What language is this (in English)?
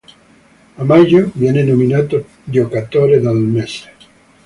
Italian